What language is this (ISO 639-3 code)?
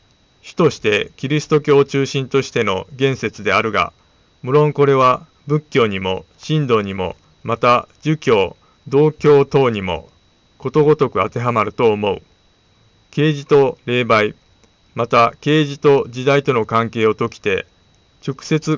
jpn